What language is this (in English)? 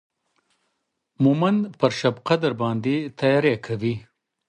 Pashto